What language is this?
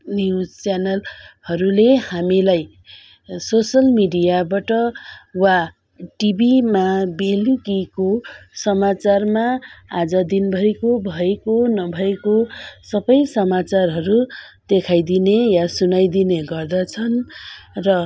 Nepali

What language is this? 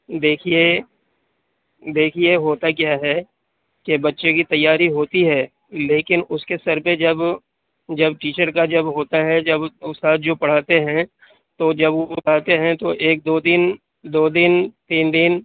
Urdu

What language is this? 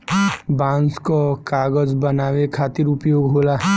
Bhojpuri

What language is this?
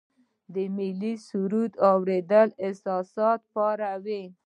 Pashto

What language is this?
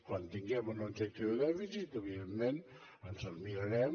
Catalan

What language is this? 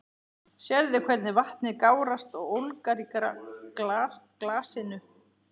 Icelandic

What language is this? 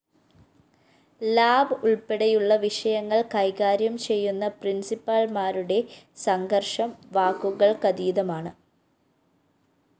Malayalam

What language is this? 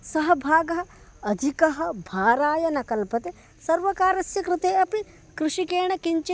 Sanskrit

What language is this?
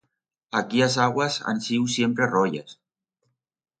Aragonese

